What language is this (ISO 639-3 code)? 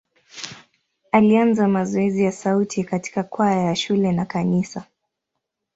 swa